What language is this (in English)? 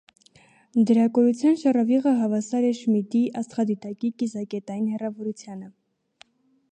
Armenian